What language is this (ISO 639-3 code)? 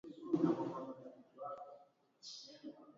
swa